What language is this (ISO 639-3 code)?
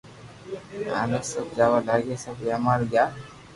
lrk